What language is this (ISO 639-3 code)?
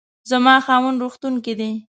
pus